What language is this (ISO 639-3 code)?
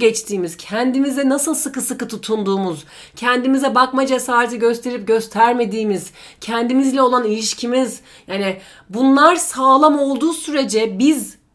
tur